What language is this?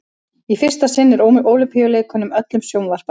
Icelandic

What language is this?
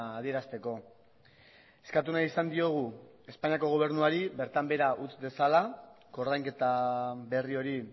Basque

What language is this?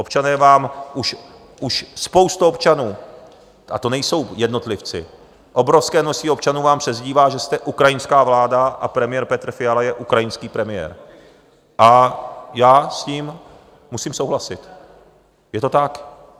Czech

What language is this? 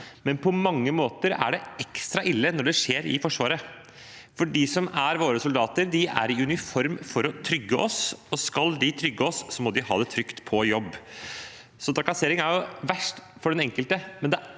Norwegian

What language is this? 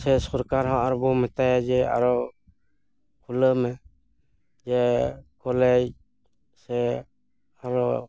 Santali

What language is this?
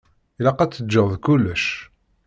Kabyle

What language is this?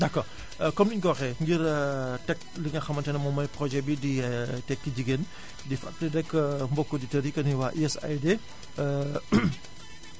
Wolof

